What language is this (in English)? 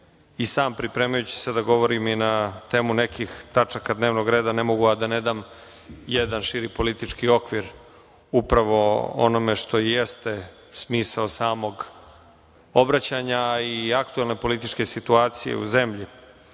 Serbian